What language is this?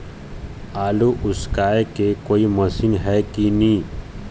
Chhattisgarhi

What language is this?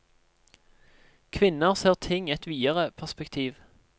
Norwegian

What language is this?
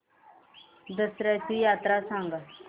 Marathi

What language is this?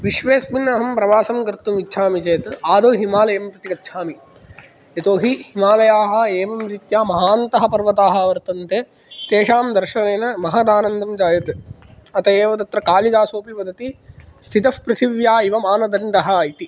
Sanskrit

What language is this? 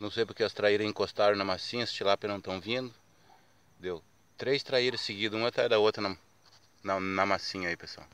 Portuguese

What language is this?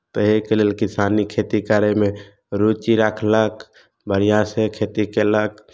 Maithili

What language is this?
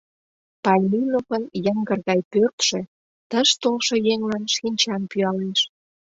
Mari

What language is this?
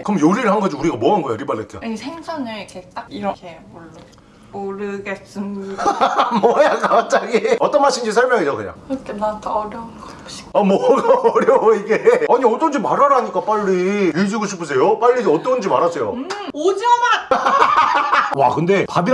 Korean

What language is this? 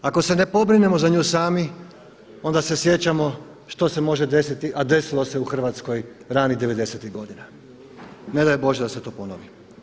Croatian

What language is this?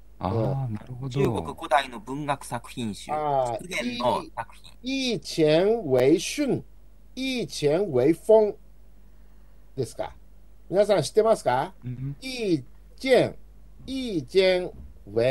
Japanese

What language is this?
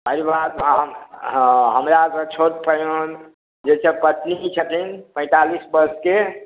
Maithili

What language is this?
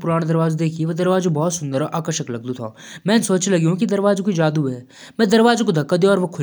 Jaunsari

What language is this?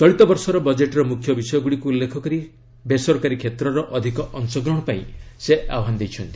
Odia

